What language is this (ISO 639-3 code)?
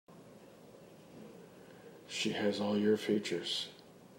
eng